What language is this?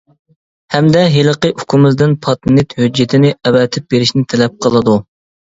Uyghur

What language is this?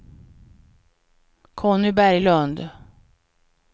Swedish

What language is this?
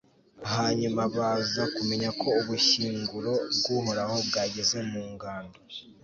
Kinyarwanda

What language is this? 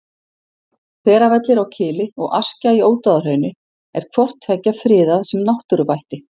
Icelandic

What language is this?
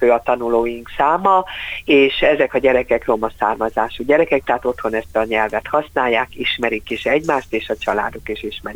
Hungarian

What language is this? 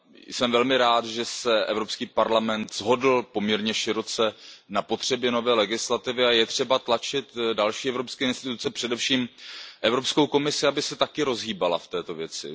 Czech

